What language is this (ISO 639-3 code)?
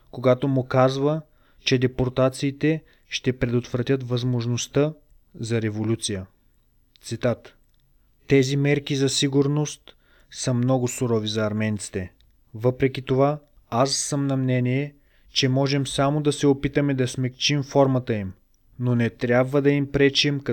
bul